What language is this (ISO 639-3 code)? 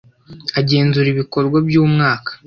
kin